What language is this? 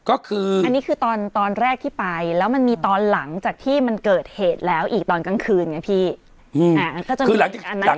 Thai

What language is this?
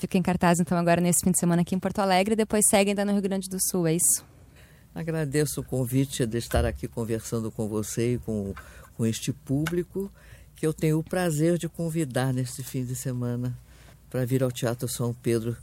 Portuguese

